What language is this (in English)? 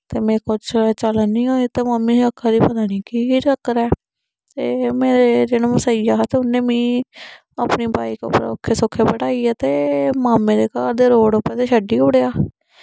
Dogri